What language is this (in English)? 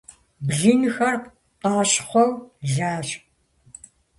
Kabardian